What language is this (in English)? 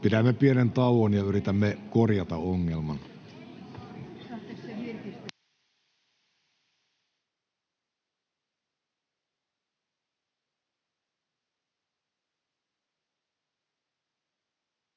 Finnish